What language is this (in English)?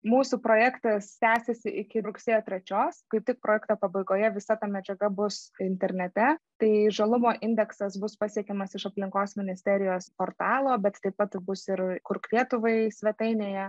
Lithuanian